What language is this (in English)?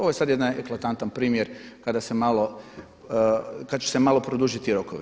Croatian